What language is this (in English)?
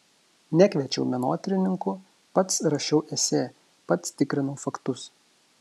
Lithuanian